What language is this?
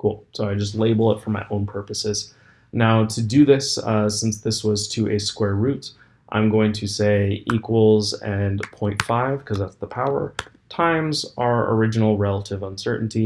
English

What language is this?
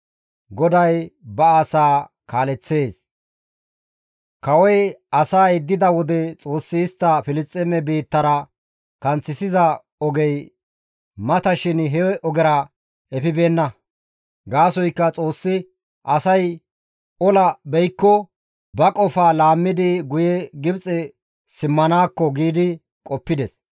Gamo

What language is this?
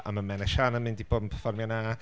Welsh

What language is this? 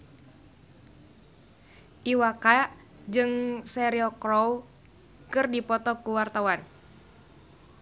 Sundanese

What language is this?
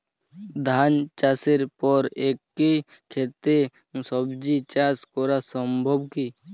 Bangla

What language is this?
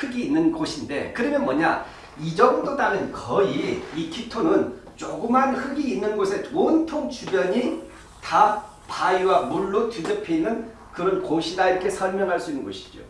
Korean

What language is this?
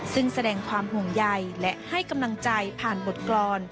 Thai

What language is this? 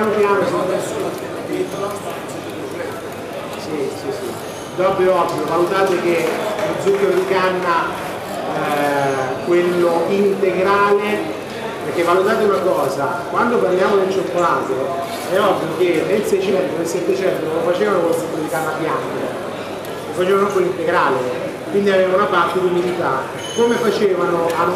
Italian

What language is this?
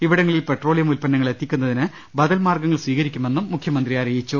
Malayalam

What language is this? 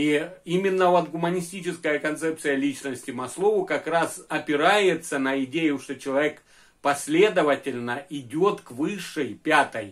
Russian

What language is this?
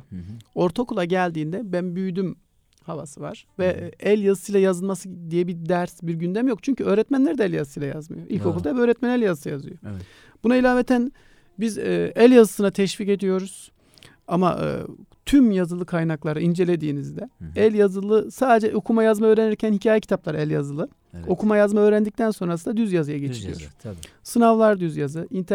Turkish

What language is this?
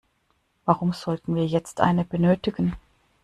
German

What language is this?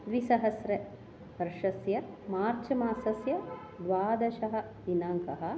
Sanskrit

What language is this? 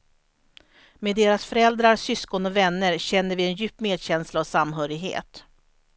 Swedish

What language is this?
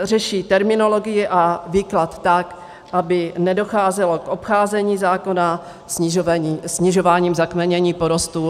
Czech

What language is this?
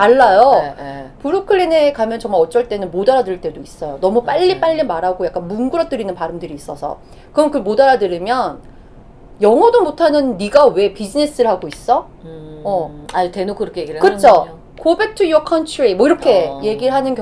Korean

